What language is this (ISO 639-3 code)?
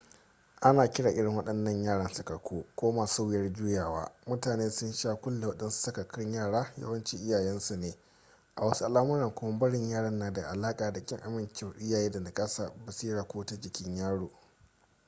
hau